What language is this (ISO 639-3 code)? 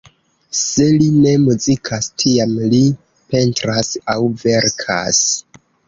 epo